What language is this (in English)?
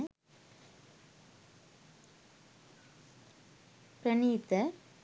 Sinhala